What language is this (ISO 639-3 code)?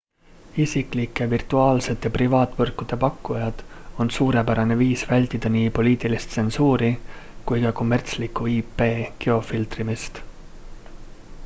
est